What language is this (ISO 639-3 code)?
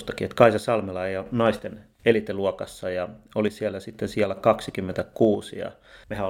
fin